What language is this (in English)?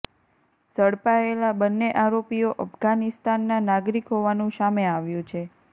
Gujarati